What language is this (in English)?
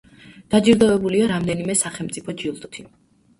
Georgian